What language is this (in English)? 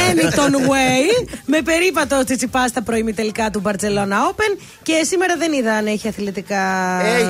Greek